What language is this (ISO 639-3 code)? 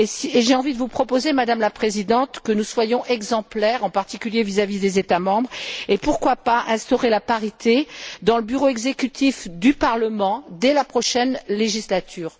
fra